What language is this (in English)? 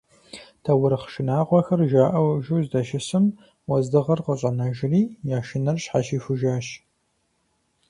Kabardian